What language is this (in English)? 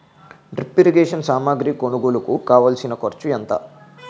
Telugu